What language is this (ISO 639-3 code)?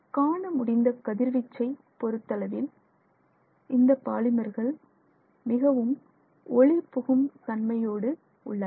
tam